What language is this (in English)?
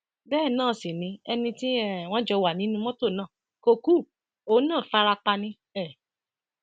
Yoruba